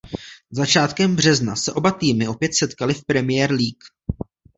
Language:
Czech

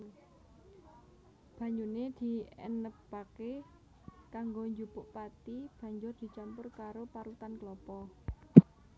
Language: Javanese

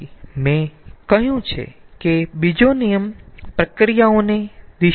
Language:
Gujarati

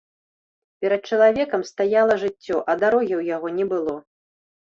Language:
Belarusian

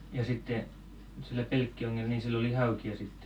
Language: Finnish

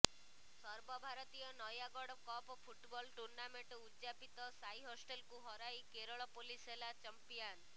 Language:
Odia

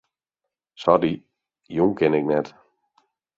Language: Western Frisian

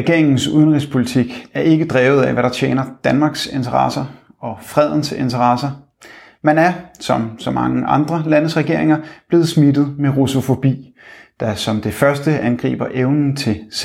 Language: Danish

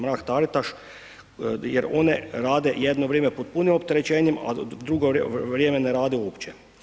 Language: Croatian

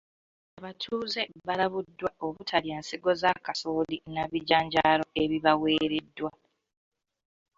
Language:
Ganda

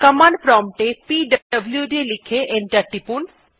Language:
Bangla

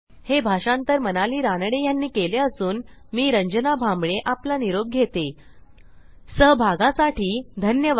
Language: Marathi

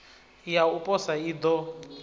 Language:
Venda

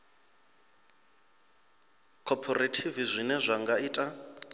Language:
Venda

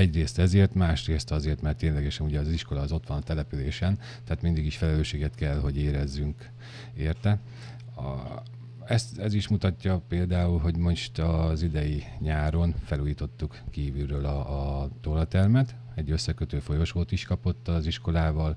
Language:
Hungarian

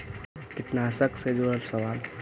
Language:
Magahi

